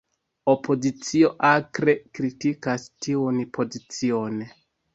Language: Esperanto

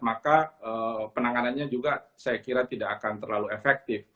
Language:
Indonesian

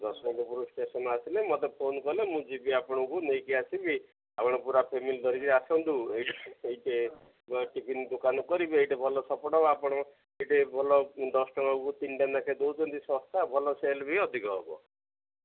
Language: Odia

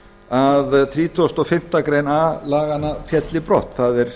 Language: Icelandic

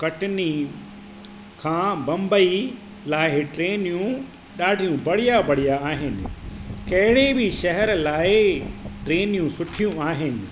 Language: Sindhi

